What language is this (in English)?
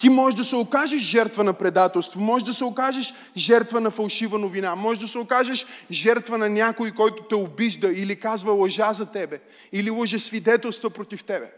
Bulgarian